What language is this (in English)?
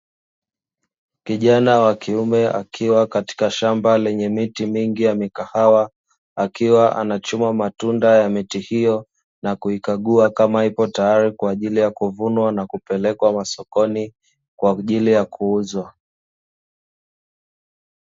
Swahili